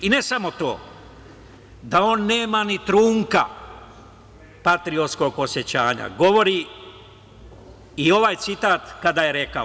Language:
Serbian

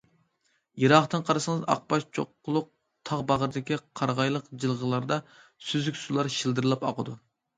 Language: Uyghur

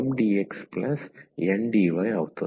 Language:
Telugu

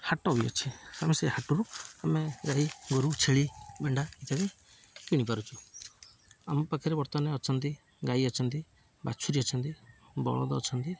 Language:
Odia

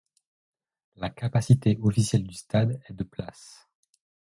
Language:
French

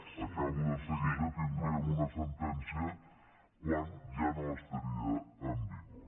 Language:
Catalan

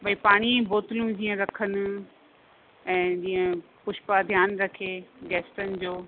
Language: Sindhi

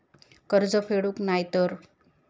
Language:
Marathi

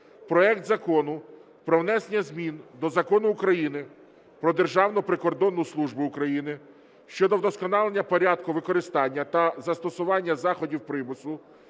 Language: Ukrainian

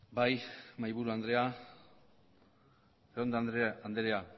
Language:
Basque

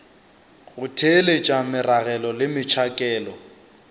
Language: Northern Sotho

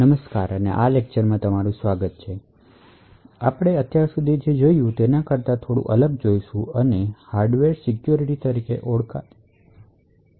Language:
Gujarati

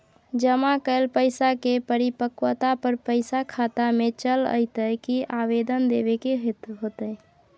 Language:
Maithili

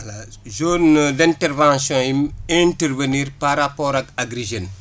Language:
Wolof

